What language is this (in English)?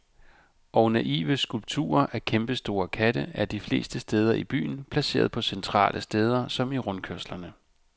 Danish